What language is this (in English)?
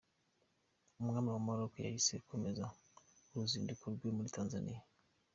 Kinyarwanda